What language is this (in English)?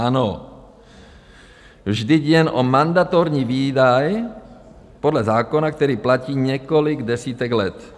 Czech